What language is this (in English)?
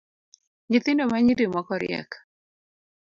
Luo (Kenya and Tanzania)